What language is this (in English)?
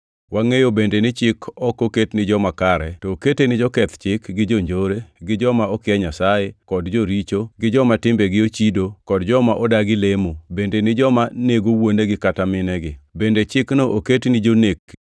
Luo (Kenya and Tanzania)